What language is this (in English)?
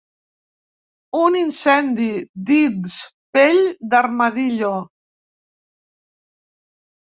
Catalan